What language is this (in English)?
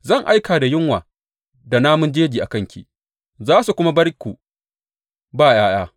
Hausa